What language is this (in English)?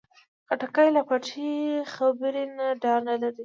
Pashto